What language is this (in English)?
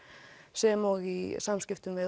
Icelandic